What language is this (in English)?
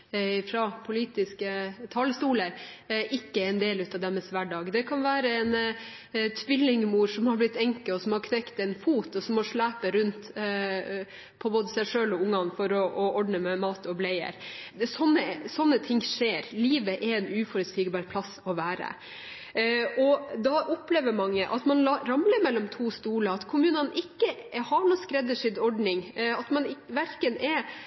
Norwegian Bokmål